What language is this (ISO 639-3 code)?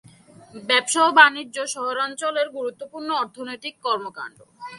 ben